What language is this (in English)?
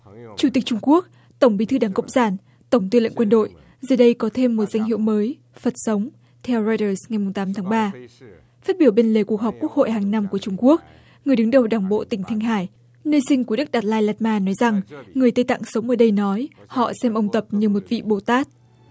Vietnamese